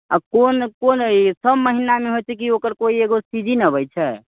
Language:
Maithili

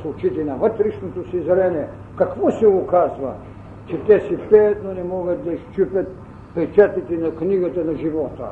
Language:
Bulgarian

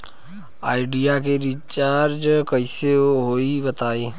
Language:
Bhojpuri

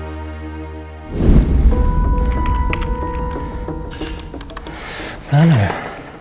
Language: Indonesian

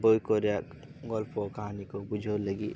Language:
Santali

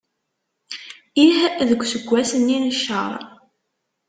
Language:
Kabyle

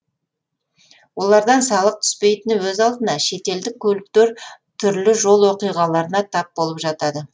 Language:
Kazakh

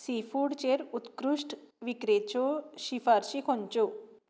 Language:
Konkani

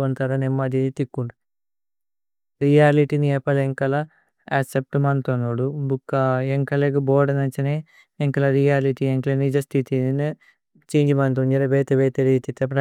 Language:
Tulu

